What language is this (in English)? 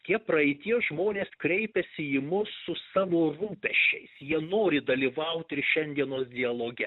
Lithuanian